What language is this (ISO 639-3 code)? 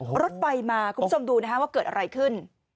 tha